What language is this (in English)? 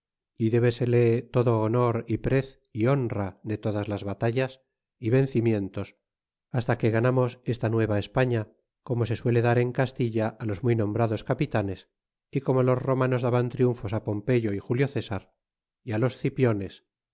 Spanish